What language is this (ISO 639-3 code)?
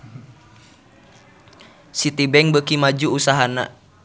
sun